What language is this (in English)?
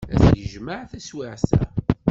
Kabyle